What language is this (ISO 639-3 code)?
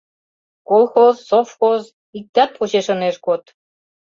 chm